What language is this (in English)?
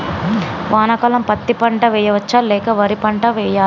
Telugu